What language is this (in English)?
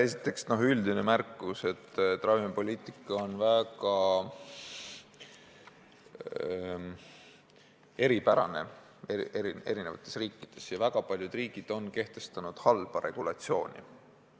Estonian